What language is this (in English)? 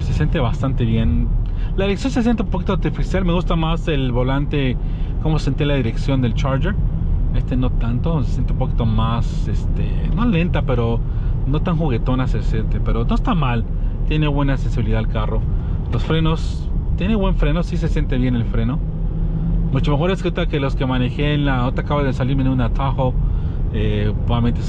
Spanish